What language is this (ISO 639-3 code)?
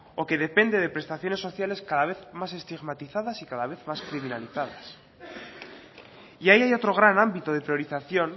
spa